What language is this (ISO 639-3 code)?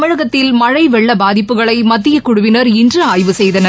tam